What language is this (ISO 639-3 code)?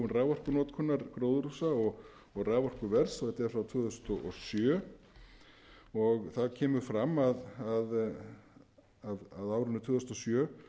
isl